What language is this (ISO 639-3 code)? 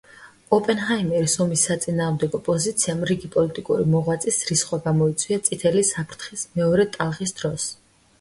kat